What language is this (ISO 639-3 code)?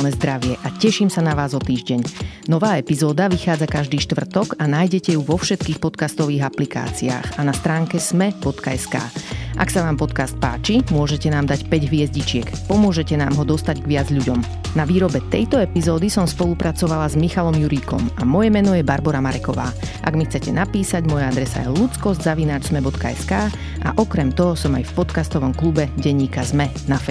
slk